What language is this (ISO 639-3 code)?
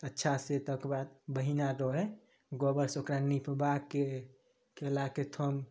mai